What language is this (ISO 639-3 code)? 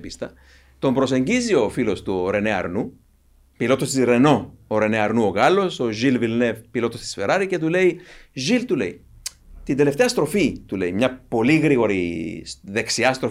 ell